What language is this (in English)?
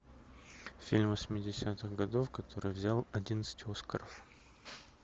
Russian